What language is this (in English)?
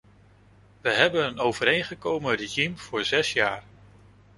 Dutch